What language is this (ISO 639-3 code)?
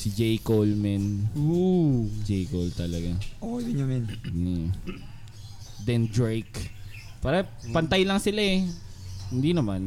fil